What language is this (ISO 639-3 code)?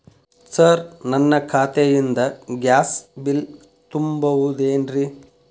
kan